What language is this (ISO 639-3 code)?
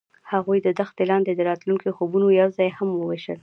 pus